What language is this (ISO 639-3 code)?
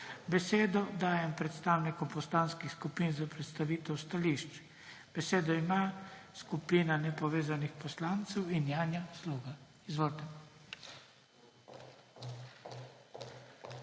slv